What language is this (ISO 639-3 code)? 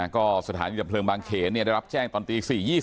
tha